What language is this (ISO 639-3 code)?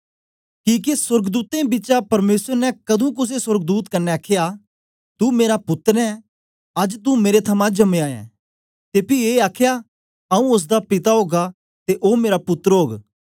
doi